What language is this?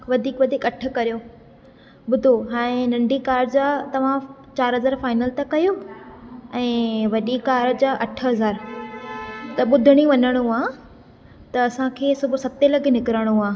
Sindhi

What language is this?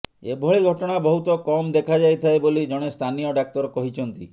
Odia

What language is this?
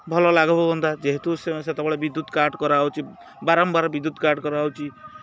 Odia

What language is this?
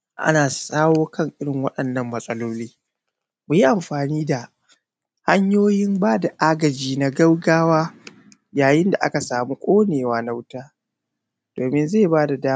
Hausa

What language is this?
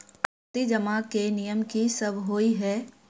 Maithili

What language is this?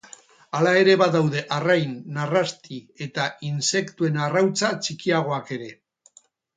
Basque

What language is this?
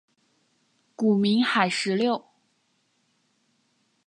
Chinese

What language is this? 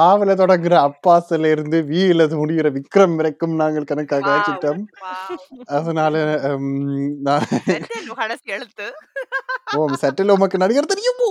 Tamil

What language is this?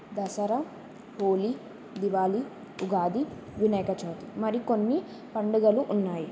Telugu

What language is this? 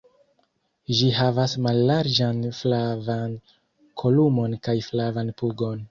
Esperanto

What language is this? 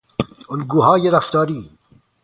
Persian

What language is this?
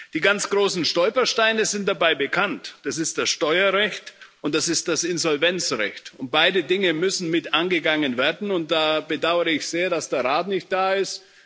German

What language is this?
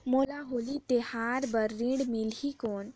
Chhattisgarhi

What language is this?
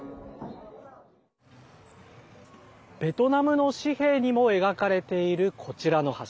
Japanese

